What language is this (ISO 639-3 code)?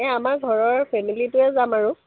asm